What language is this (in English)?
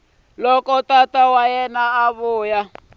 Tsonga